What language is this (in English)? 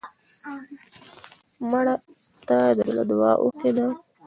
Pashto